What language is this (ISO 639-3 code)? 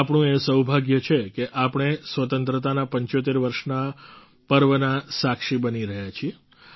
guj